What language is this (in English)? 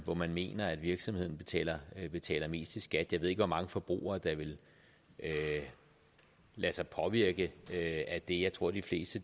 Danish